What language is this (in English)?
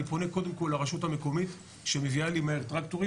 Hebrew